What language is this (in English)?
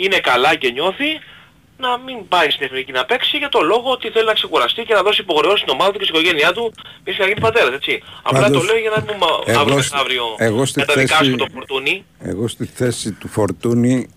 Greek